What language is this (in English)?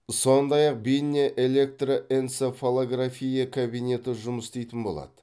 Kazakh